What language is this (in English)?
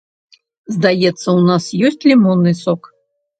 Belarusian